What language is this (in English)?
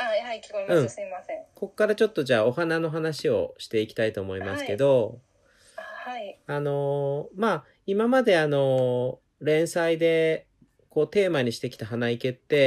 Japanese